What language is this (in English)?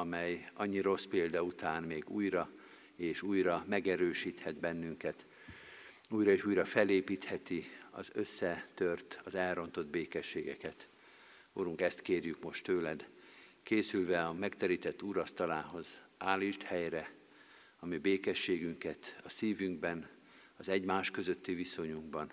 Hungarian